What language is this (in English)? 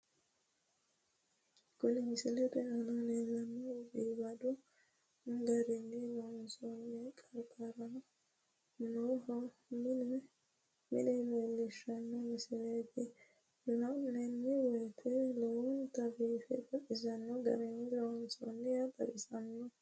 Sidamo